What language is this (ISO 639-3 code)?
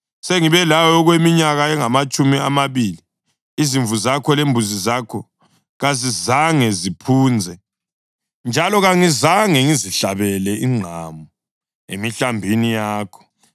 nde